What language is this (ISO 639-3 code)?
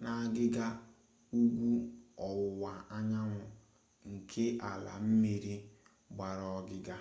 ibo